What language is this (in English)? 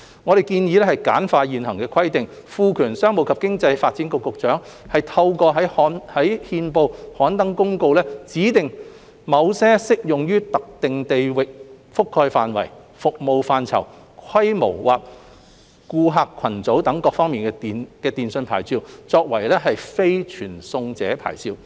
Cantonese